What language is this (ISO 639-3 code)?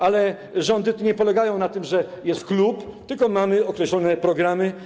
pol